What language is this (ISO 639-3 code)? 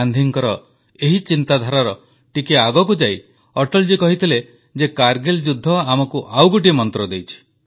ori